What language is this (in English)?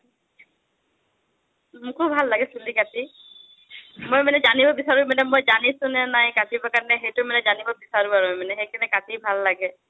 Assamese